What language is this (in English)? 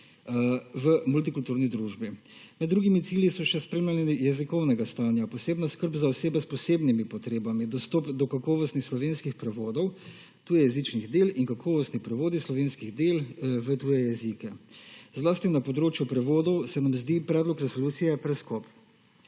Slovenian